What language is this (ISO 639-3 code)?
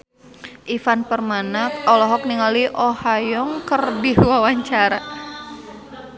sun